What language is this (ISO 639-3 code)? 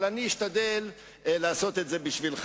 heb